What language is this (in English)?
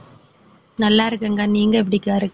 Tamil